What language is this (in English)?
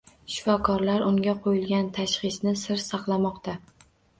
Uzbek